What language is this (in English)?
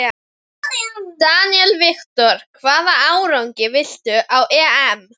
Icelandic